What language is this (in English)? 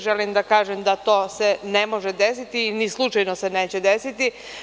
Serbian